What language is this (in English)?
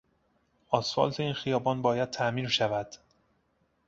Persian